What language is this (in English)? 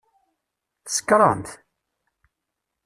Kabyle